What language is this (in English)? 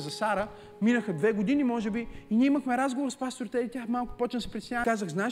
Bulgarian